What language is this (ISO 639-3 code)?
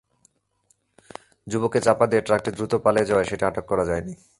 ben